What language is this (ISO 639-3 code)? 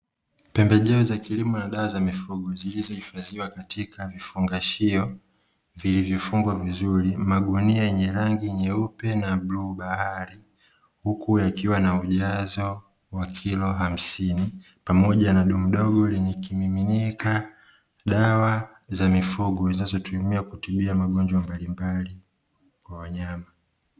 swa